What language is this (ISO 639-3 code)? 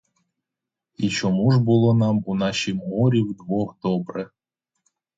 ukr